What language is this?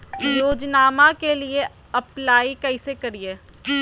Magahi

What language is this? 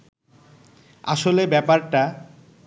Bangla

